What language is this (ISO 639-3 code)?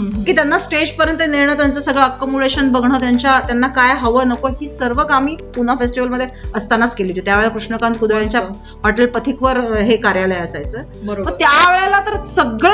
mar